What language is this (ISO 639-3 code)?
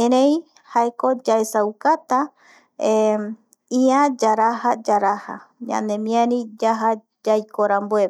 gui